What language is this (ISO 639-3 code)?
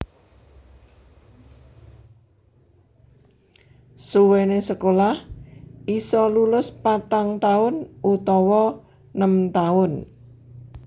jav